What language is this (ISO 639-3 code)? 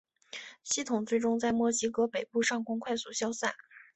zho